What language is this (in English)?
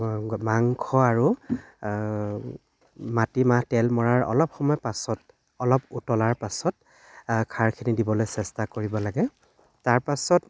Assamese